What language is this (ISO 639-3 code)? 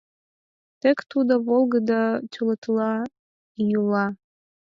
chm